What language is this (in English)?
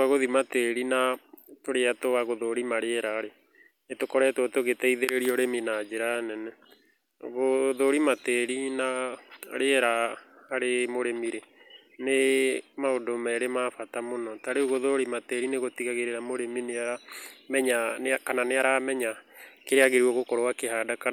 Kikuyu